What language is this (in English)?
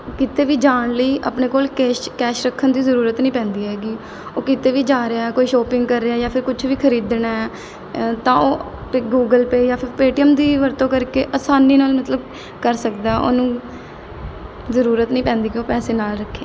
Punjabi